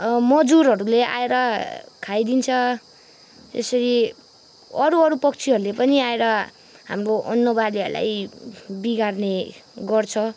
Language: Nepali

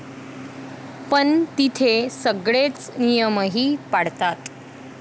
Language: Marathi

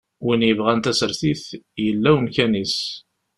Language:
Kabyle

